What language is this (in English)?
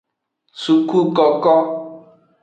Aja (Benin)